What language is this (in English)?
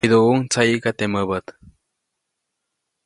Copainalá Zoque